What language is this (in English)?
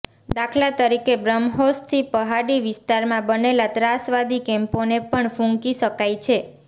Gujarati